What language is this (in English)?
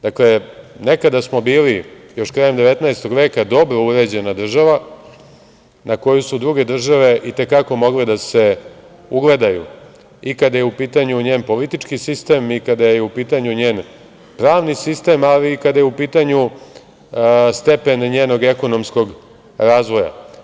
Serbian